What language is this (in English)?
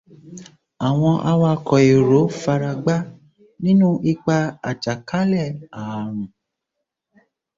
Yoruba